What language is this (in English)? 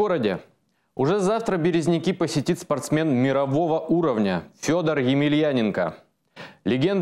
Russian